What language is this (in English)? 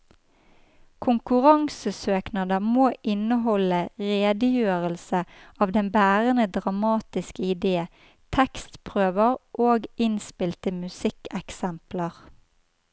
Norwegian